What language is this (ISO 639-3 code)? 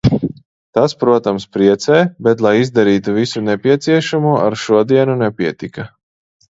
lav